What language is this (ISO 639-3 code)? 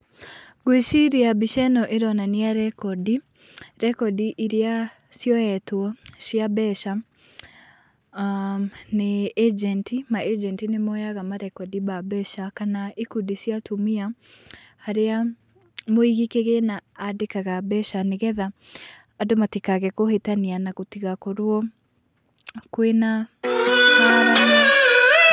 kik